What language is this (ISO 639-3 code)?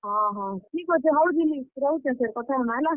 ori